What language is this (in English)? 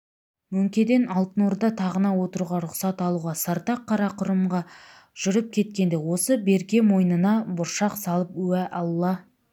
Kazakh